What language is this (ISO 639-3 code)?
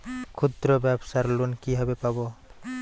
ben